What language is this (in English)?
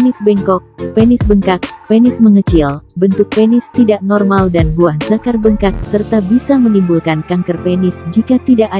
Indonesian